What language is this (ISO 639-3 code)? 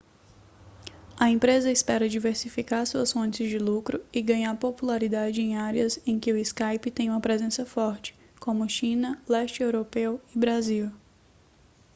por